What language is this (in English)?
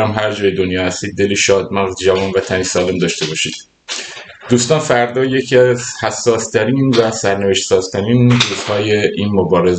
Persian